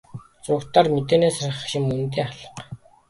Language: Mongolian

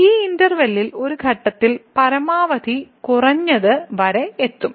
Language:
Malayalam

